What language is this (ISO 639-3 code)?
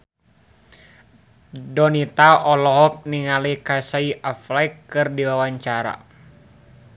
sun